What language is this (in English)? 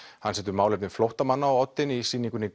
Icelandic